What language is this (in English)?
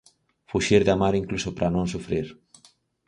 Galician